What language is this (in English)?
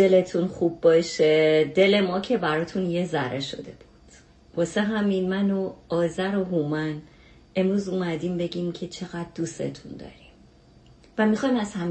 Persian